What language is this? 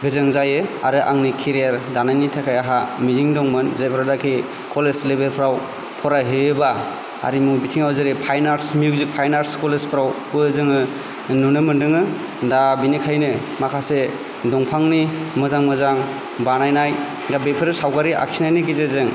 Bodo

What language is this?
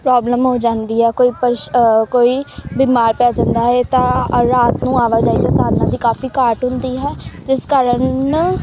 Punjabi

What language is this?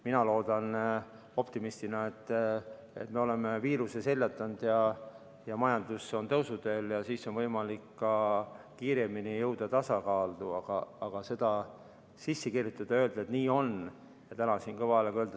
Estonian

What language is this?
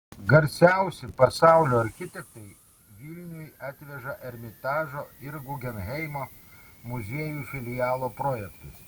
Lithuanian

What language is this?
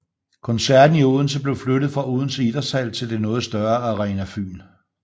Danish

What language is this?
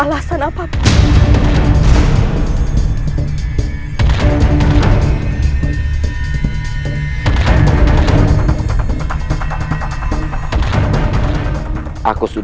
Indonesian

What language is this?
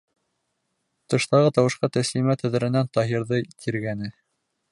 Bashkir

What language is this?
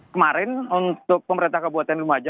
Indonesian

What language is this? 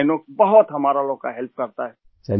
Urdu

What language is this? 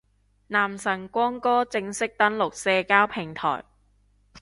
Cantonese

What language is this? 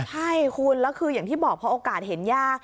Thai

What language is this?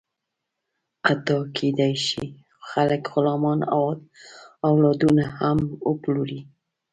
Pashto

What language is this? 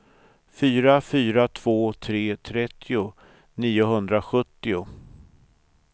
Swedish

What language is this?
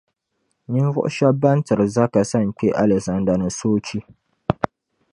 Dagbani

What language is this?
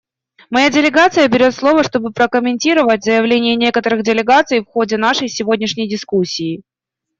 Russian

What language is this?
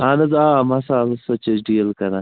Kashmiri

